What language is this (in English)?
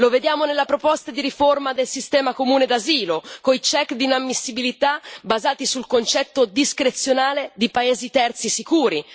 Italian